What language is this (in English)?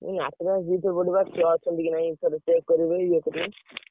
Odia